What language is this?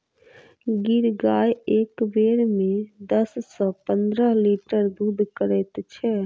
Maithili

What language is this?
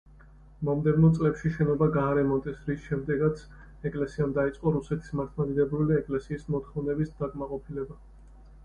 Georgian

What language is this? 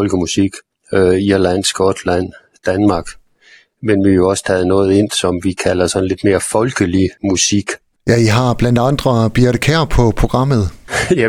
Danish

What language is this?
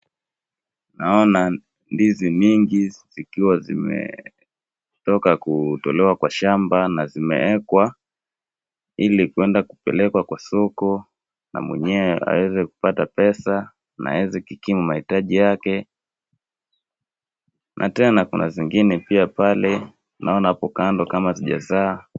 Swahili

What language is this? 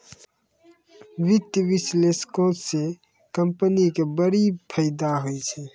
Maithili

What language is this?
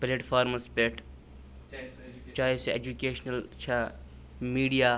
Kashmiri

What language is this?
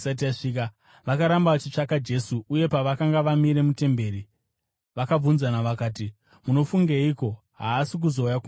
Shona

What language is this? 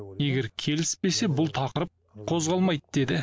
Kazakh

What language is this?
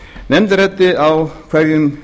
Icelandic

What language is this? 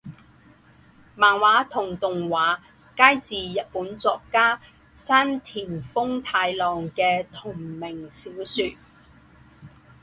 Chinese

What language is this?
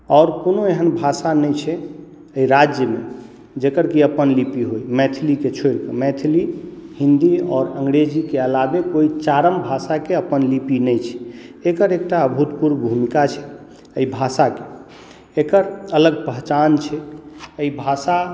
Maithili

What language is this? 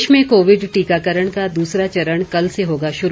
Hindi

